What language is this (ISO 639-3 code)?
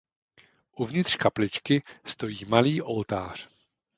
ces